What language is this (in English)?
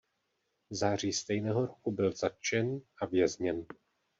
Czech